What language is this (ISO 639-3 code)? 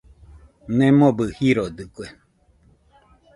hux